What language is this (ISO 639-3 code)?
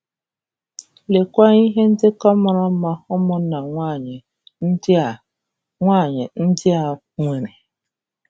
ibo